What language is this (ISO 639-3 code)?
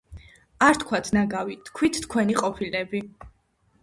kat